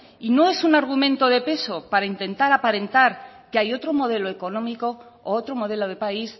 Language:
Spanish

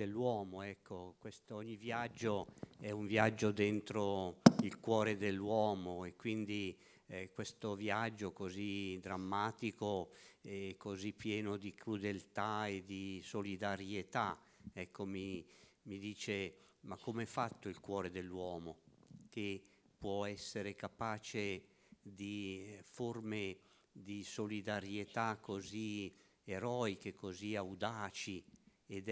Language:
Italian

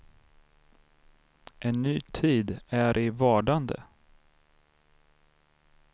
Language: Swedish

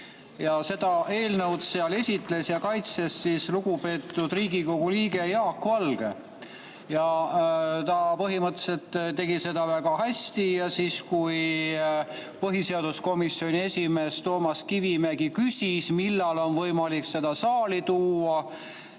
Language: Estonian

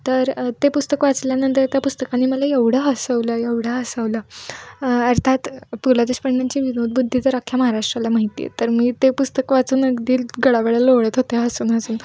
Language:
Marathi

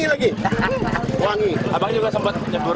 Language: Indonesian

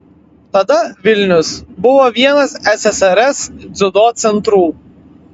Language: Lithuanian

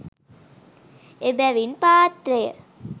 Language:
Sinhala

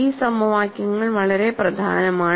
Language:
Malayalam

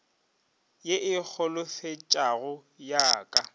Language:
Northern Sotho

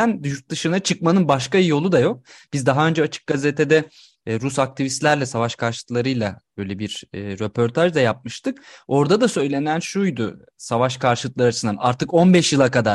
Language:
Turkish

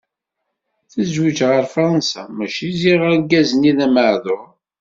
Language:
Kabyle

